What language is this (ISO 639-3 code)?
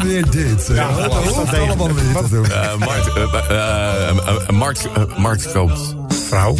nld